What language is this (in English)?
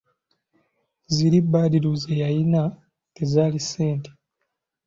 Ganda